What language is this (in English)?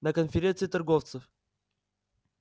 Russian